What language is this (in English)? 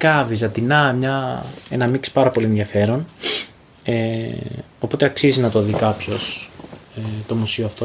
Greek